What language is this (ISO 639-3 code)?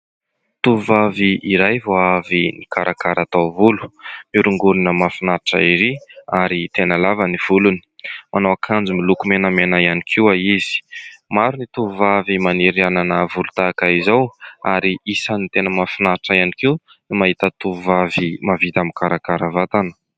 mlg